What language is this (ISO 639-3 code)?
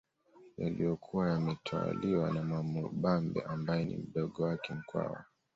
swa